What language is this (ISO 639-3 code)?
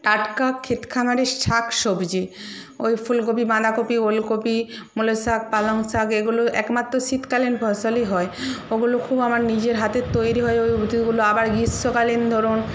ben